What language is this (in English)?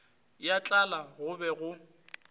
Northern Sotho